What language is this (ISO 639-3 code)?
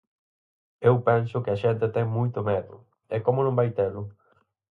glg